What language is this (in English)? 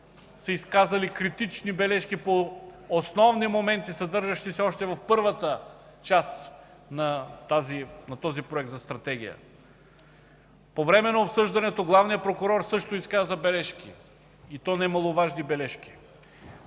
Bulgarian